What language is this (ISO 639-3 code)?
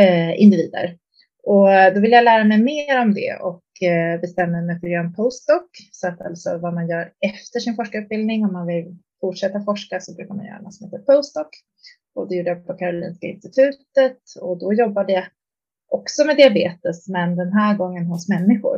swe